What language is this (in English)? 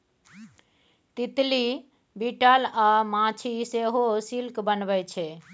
Maithili